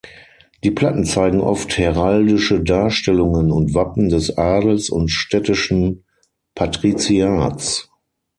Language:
German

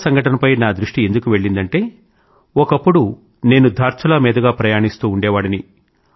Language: Telugu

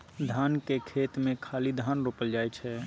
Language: Maithili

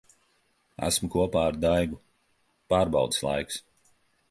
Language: Latvian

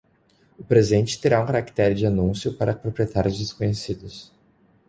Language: Portuguese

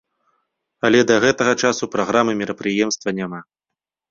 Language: Belarusian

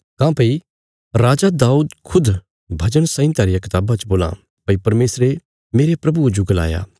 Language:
Bilaspuri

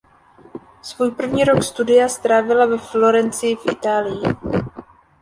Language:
Czech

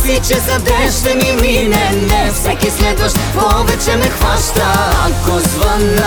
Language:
Bulgarian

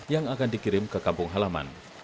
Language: Indonesian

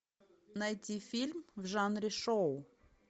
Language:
Russian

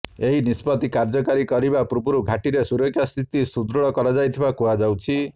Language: Odia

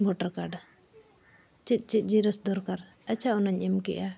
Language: Santali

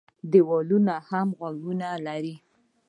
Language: Pashto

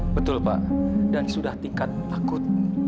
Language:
Indonesian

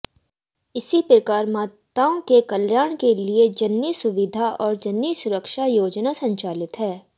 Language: Hindi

